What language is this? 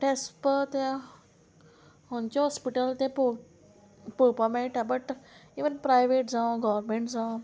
Konkani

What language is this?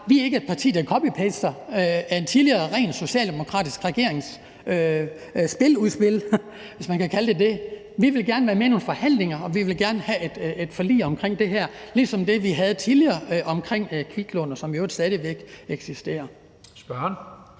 Danish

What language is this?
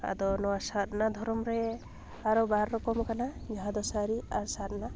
Santali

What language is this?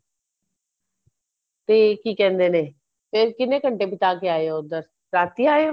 Punjabi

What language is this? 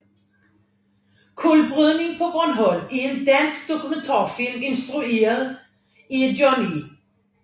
Danish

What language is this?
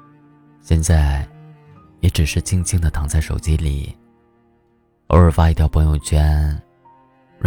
Chinese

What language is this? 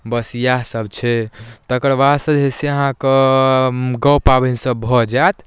Maithili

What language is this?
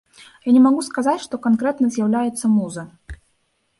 Belarusian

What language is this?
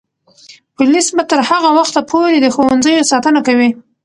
Pashto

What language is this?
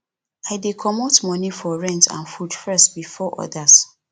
Nigerian Pidgin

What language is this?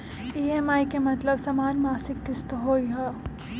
Magahi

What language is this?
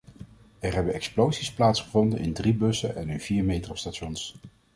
Dutch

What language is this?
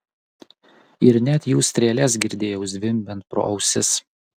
Lithuanian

